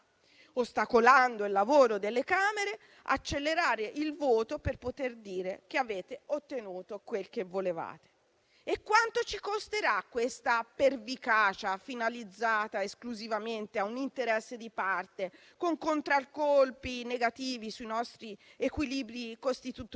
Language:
Italian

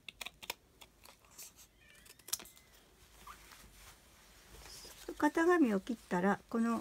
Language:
Japanese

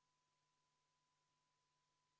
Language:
Estonian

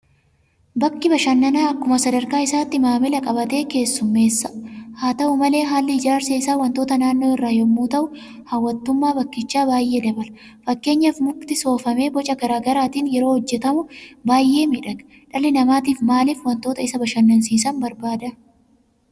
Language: Oromo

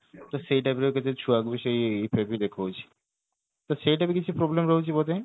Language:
Odia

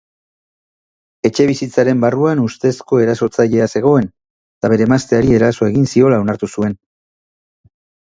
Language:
Basque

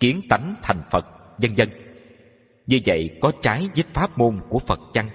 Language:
Vietnamese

